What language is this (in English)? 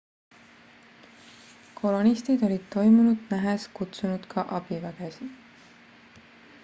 Estonian